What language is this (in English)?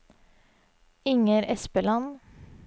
Norwegian